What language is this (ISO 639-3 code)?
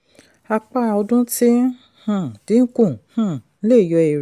yor